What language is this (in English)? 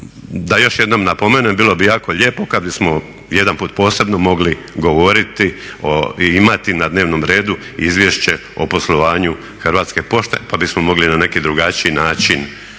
Croatian